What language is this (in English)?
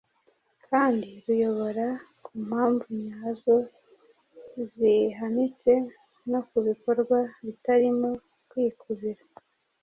Kinyarwanda